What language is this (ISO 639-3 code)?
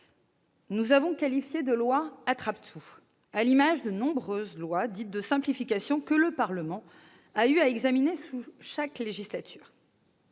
fra